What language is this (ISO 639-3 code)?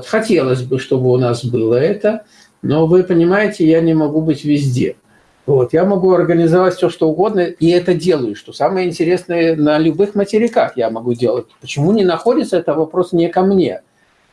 rus